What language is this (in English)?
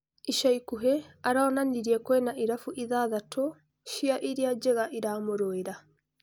Kikuyu